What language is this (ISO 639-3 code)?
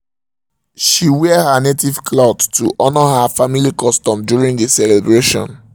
pcm